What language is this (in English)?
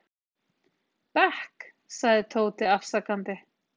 Icelandic